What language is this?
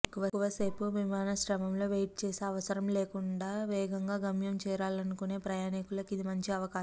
Telugu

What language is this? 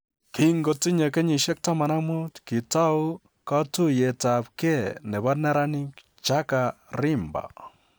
Kalenjin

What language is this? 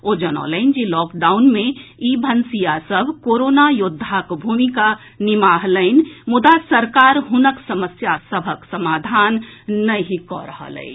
Maithili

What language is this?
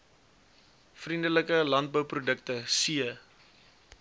Afrikaans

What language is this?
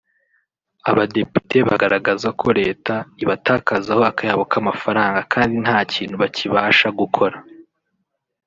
Kinyarwanda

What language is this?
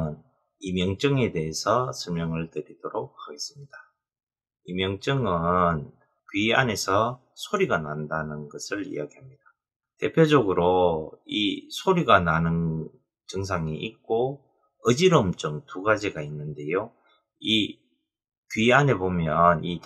Korean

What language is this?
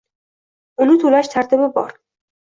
Uzbek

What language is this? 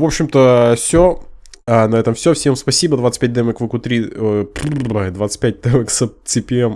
Russian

